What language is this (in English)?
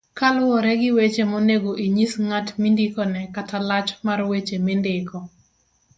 Luo (Kenya and Tanzania)